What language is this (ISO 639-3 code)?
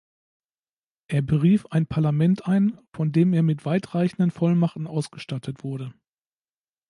deu